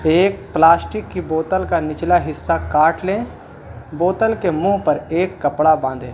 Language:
Urdu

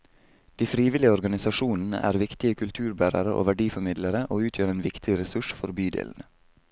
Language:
Norwegian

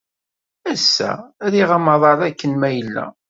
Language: Kabyle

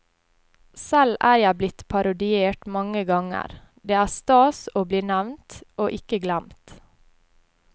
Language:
Norwegian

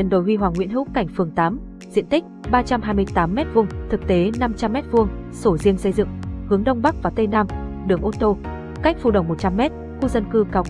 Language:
Vietnamese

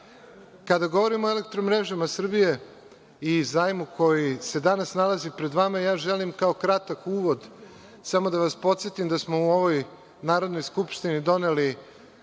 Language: Serbian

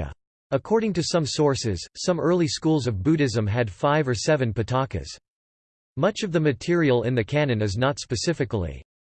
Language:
English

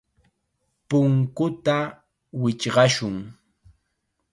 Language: Chiquián Ancash Quechua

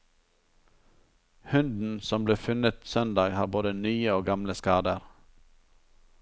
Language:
Norwegian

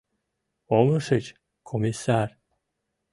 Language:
Mari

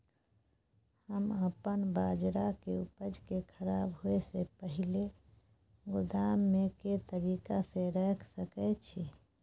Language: Maithili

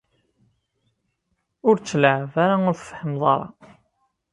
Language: Kabyle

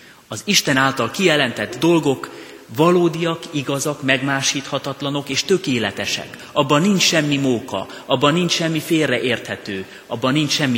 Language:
Hungarian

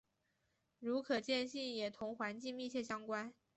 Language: Chinese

